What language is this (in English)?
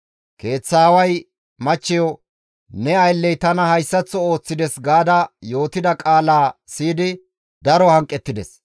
Gamo